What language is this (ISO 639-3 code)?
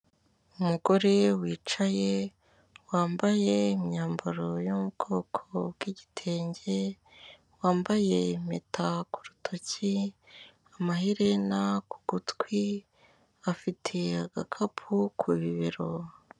kin